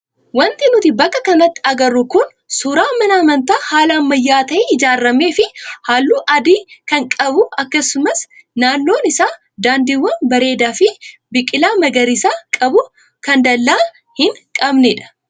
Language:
Oromo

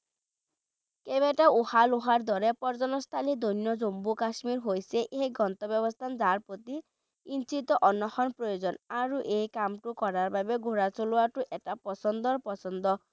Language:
Bangla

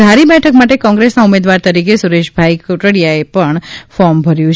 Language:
Gujarati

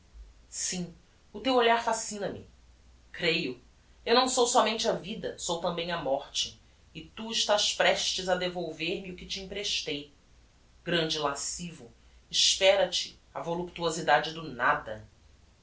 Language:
Portuguese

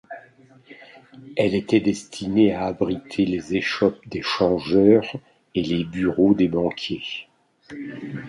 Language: French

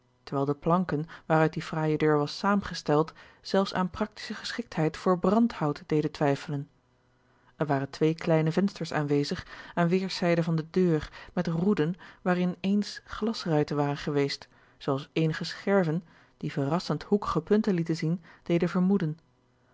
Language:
Dutch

